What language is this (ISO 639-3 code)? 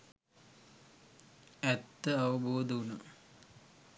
sin